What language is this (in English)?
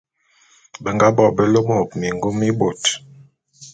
Bulu